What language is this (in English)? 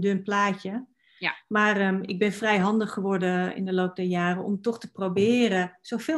Dutch